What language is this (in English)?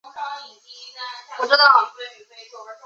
Chinese